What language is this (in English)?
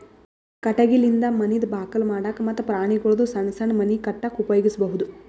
Kannada